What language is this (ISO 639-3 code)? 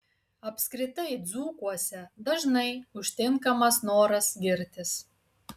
lit